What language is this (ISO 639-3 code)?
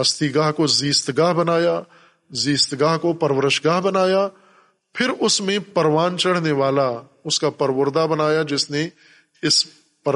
urd